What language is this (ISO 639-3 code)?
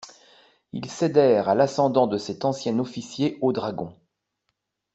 fra